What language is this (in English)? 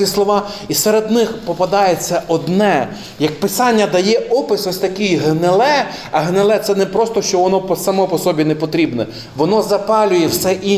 Ukrainian